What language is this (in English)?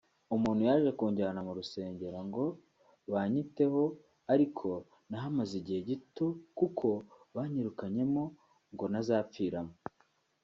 Kinyarwanda